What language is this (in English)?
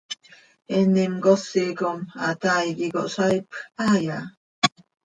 Seri